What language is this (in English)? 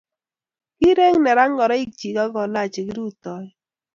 Kalenjin